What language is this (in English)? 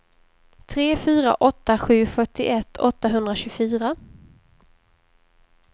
Swedish